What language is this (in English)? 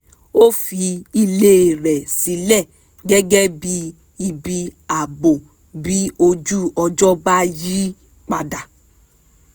Yoruba